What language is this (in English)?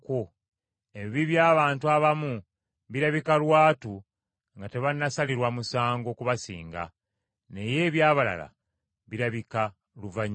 Ganda